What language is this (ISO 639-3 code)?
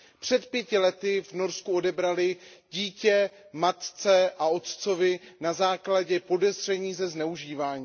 ces